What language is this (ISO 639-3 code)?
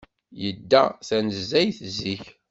kab